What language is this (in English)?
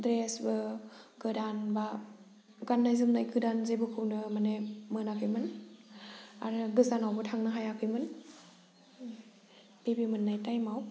Bodo